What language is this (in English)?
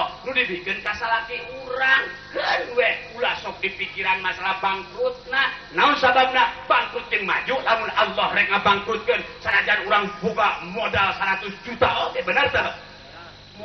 Indonesian